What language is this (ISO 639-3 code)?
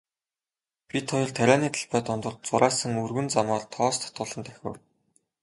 mon